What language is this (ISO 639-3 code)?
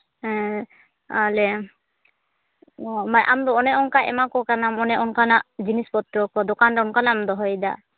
sat